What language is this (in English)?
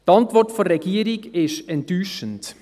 Swiss German